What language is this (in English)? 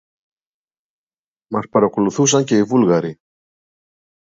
Greek